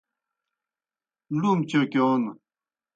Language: Kohistani Shina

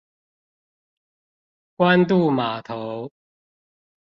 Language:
Chinese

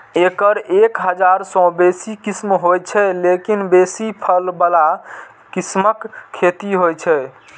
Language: Maithili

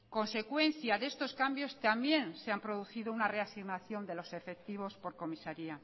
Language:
Spanish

